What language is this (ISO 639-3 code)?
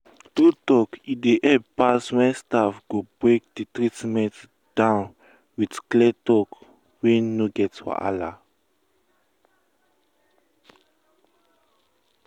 pcm